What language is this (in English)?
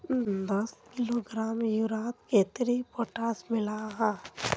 Magahi